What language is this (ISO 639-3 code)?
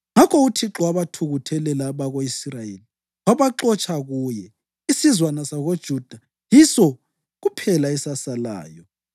nde